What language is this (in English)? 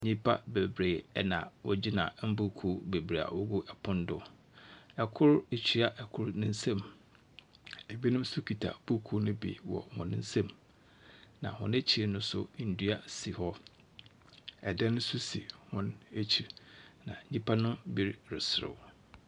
Akan